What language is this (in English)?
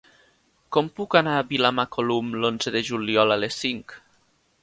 Catalan